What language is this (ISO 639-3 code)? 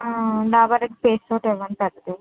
tel